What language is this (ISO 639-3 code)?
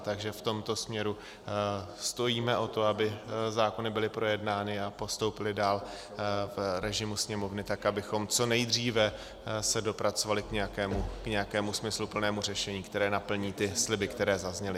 ces